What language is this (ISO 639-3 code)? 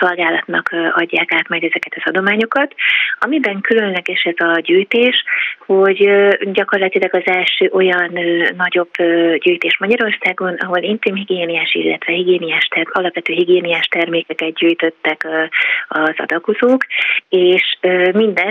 hun